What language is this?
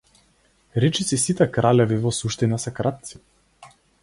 Macedonian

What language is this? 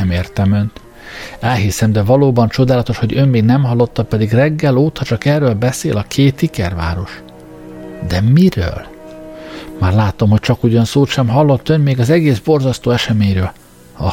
Hungarian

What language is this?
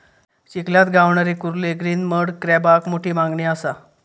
Marathi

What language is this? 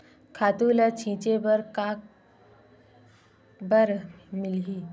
Chhattisgarhi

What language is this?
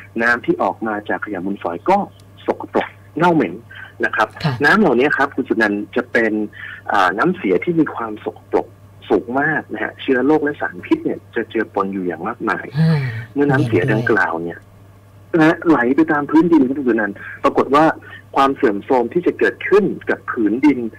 Thai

